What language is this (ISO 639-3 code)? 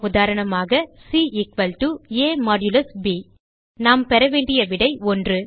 tam